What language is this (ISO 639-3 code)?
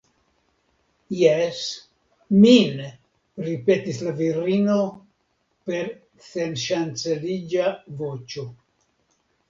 epo